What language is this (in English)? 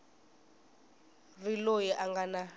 Tsonga